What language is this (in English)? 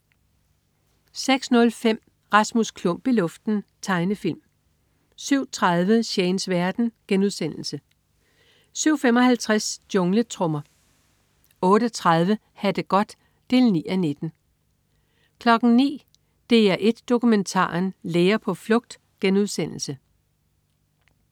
Danish